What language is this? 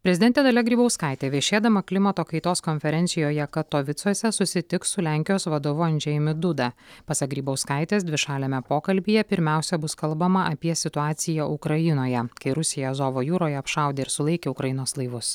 Lithuanian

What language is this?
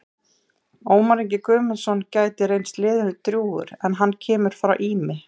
Icelandic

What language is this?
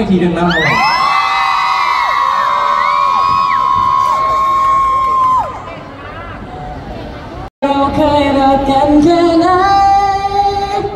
Thai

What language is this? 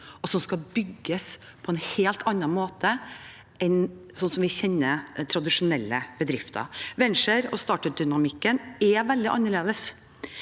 Norwegian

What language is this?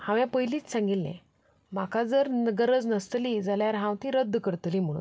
Konkani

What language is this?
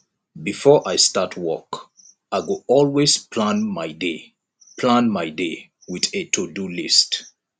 Nigerian Pidgin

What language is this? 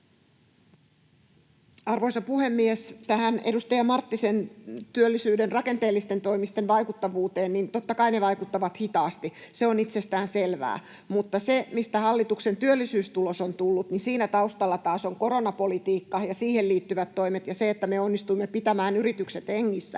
Finnish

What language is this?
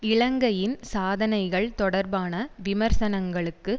Tamil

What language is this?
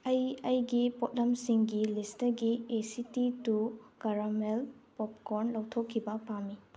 Manipuri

